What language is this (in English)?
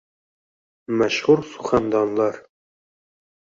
Uzbek